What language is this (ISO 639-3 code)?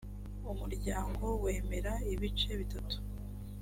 kin